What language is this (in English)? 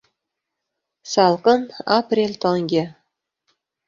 Uzbek